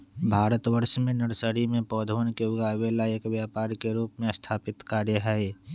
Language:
Magahi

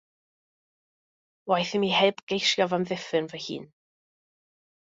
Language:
Welsh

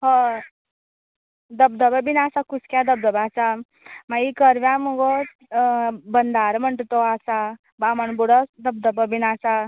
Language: Konkani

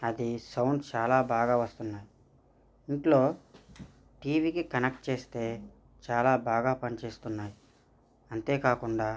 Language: Telugu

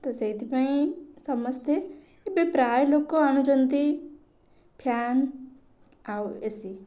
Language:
Odia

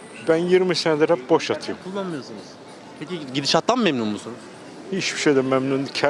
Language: Turkish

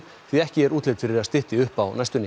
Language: Icelandic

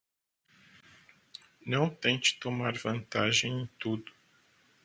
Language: Portuguese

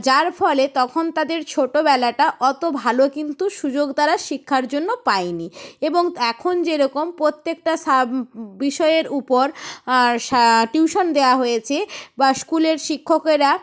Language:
Bangla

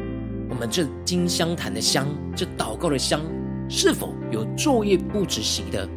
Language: Chinese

